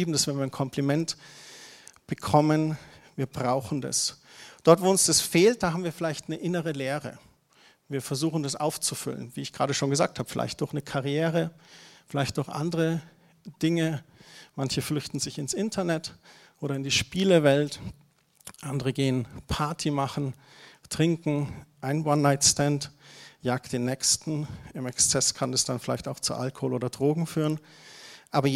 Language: German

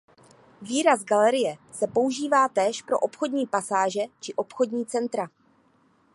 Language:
Czech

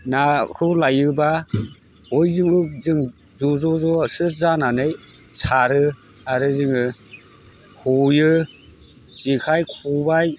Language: Bodo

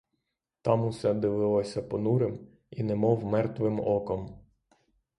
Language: Ukrainian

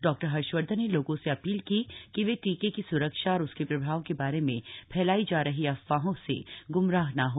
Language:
Hindi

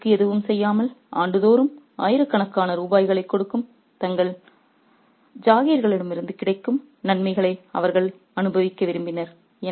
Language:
Tamil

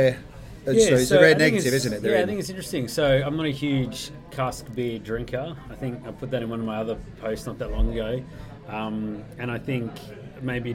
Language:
English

